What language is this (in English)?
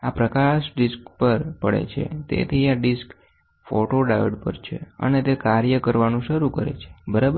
Gujarati